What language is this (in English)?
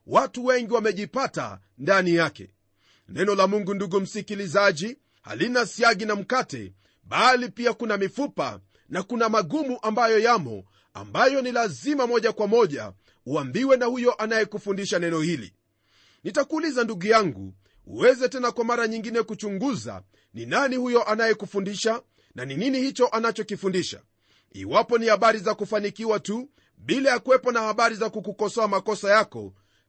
Swahili